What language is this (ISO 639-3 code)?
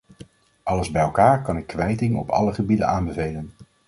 nld